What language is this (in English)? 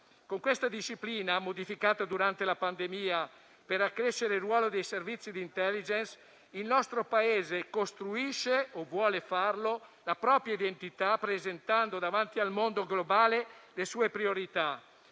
Italian